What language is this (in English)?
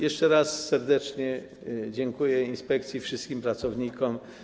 Polish